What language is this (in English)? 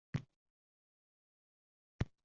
Uzbek